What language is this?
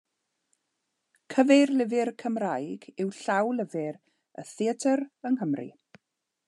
Welsh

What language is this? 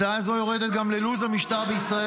Hebrew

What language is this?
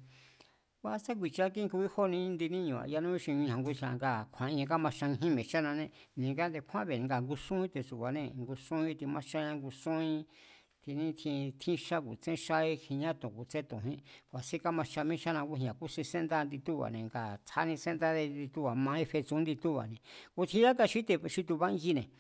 Mazatlán Mazatec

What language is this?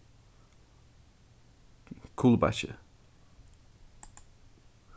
Faroese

